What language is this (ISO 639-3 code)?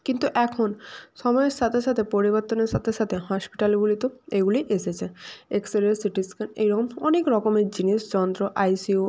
ben